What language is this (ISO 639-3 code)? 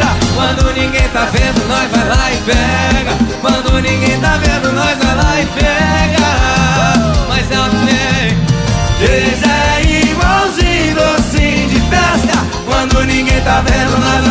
por